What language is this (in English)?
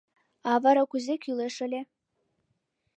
Mari